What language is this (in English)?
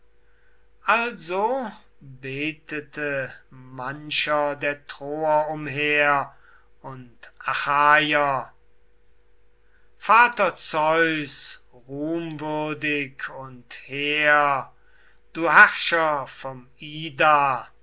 German